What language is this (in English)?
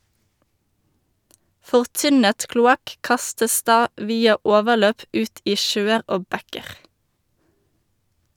Norwegian